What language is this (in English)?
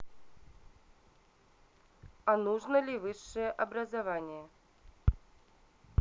Russian